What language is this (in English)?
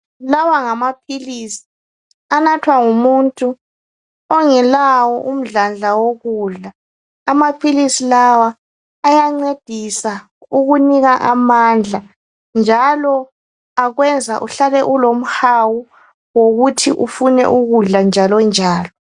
North Ndebele